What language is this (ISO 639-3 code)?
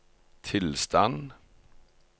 nor